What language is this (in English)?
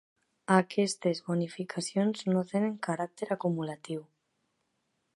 Catalan